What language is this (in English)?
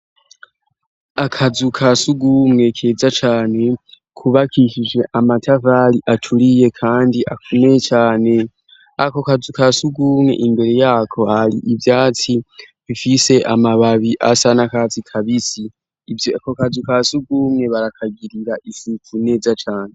Rundi